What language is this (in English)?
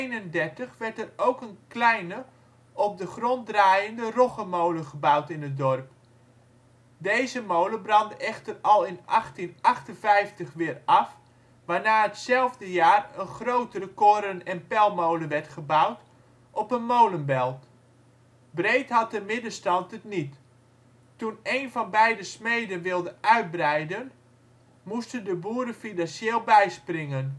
Dutch